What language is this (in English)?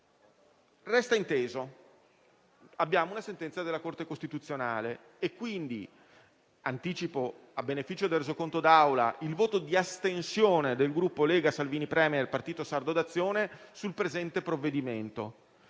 Italian